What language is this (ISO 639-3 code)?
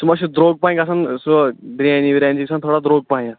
kas